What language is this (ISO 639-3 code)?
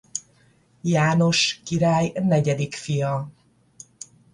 hun